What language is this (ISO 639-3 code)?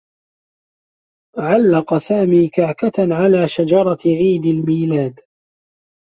ara